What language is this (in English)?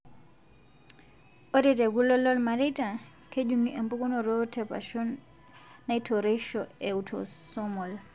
Masai